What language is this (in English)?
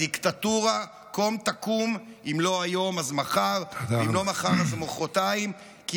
Hebrew